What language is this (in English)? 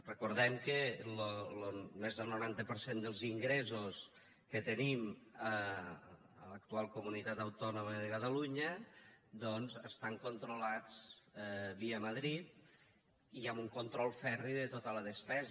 Catalan